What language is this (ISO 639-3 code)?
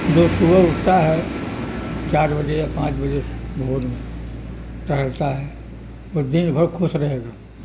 urd